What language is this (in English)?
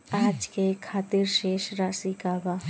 Bhojpuri